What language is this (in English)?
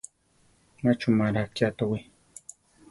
Central Tarahumara